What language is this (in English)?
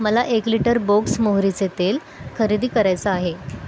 Marathi